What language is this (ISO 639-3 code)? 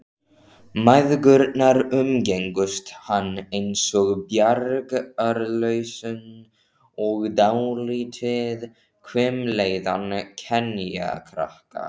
isl